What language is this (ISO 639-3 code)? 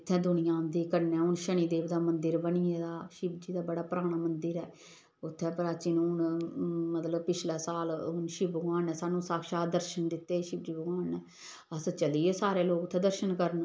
doi